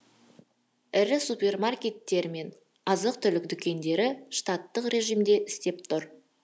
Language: Kazakh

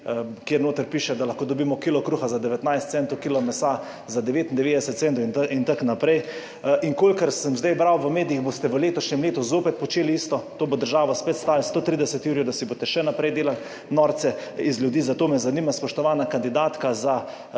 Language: Slovenian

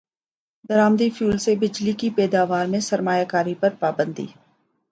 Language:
Urdu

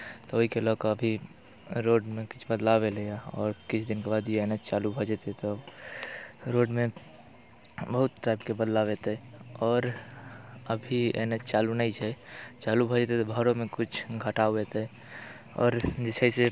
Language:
Maithili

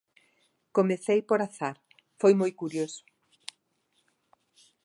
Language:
Galician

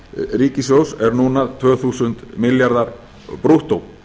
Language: Icelandic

